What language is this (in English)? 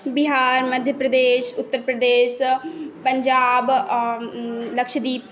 Maithili